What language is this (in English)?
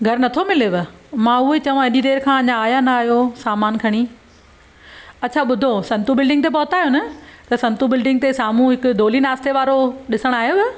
Sindhi